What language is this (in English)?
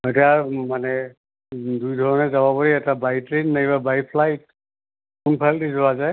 Assamese